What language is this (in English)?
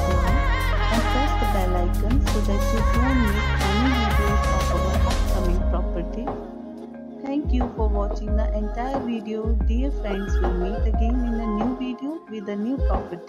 English